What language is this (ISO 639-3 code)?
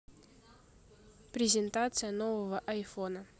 rus